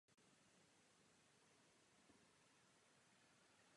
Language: Czech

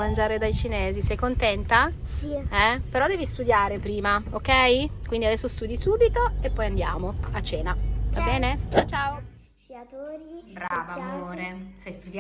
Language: Italian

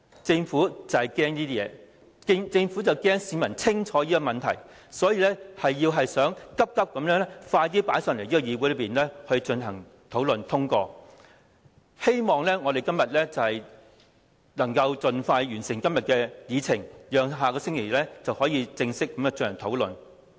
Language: Cantonese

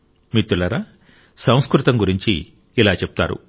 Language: Telugu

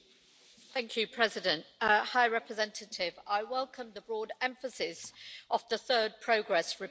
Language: English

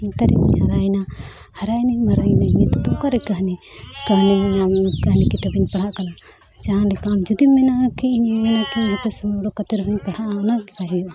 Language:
Santali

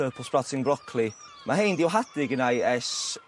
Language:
Welsh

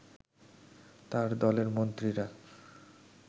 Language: Bangla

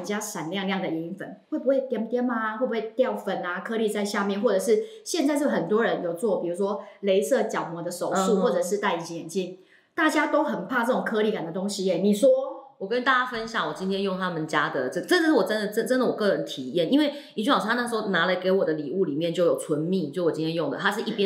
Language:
Chinese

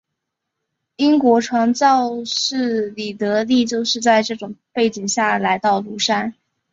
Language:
Chinese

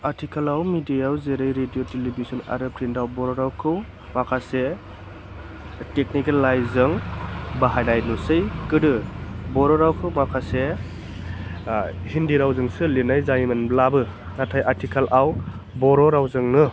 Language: Bodo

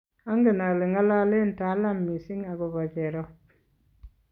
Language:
Kalenjin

